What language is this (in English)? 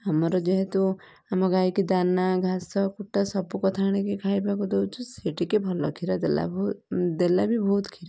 Odia